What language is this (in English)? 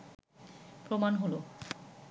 Bangla